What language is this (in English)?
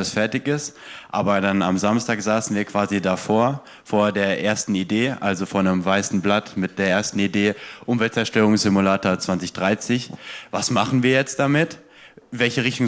German